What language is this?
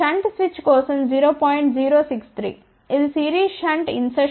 Telugu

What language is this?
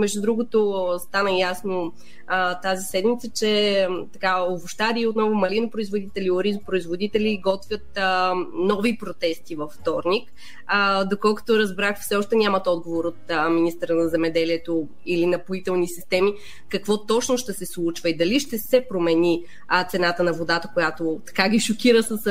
Bulgarian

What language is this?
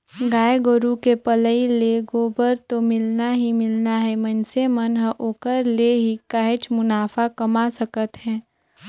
Chhattisgarhi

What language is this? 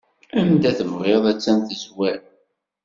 Kabyle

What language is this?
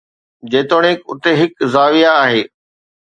Sindhi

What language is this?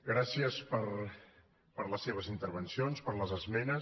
Catalan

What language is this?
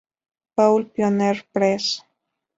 Spanish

